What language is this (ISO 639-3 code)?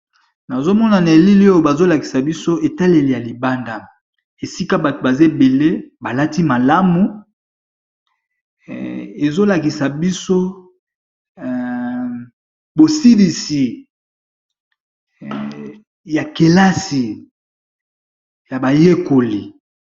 lin